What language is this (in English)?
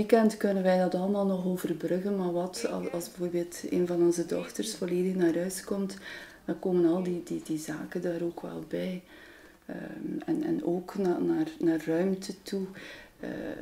Dutch